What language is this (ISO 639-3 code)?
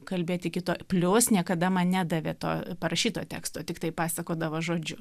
lit